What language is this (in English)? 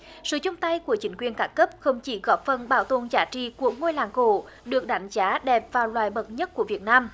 Vietnamese